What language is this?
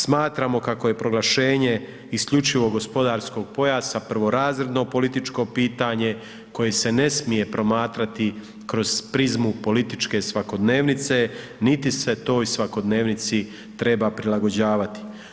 Croatian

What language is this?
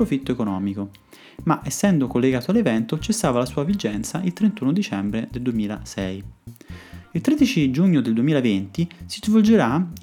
Italian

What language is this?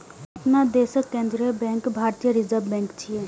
Maithili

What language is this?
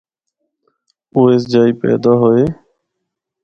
Northern Hindko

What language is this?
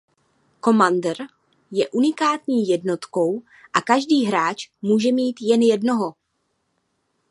Czech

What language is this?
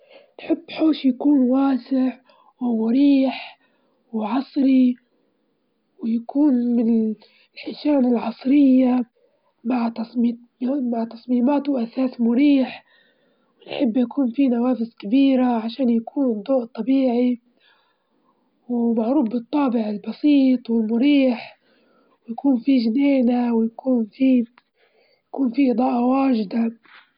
Libyan Arabic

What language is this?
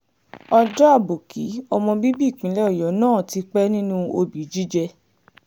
Yoruba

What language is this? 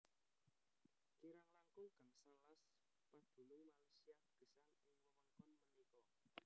Javanese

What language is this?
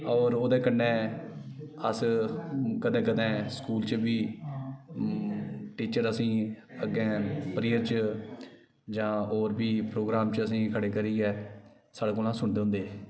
Dogri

